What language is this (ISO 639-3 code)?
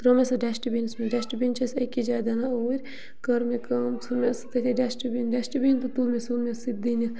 kas